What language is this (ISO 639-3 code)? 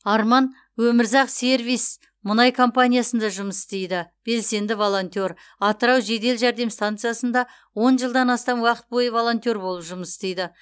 kaz